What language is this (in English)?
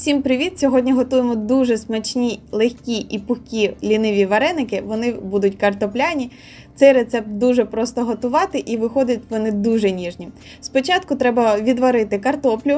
Ukrainian